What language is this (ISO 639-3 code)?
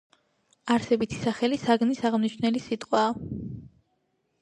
kat